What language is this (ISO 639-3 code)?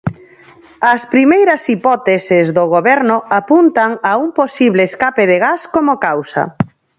glg